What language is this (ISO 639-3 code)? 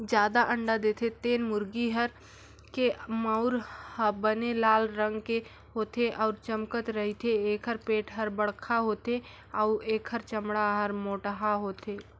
hne